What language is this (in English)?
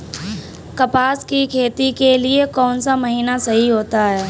Hindi